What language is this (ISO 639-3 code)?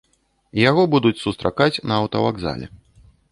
bel